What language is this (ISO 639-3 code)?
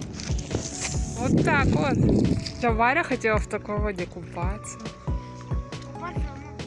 rus